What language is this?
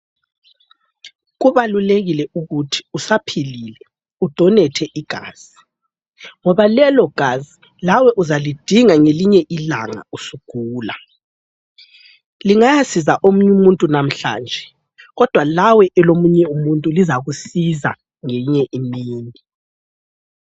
North Ndebele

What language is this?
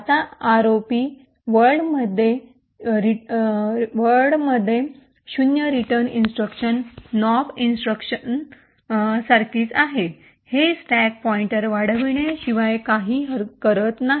Marathi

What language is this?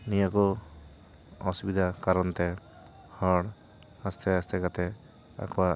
Santali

